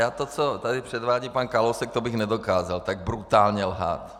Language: Czech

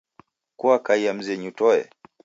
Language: Taita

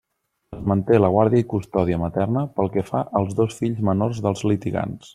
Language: Catalan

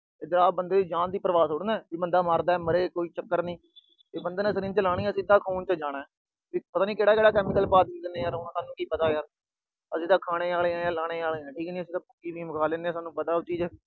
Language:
Punjabi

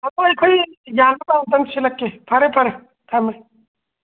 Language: Manipuri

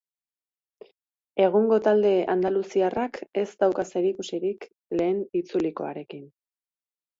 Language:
Basque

